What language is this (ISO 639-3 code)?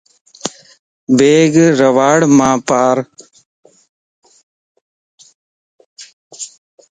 lss